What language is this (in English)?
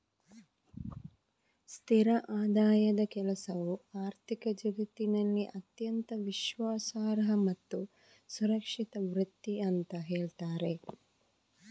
Kannada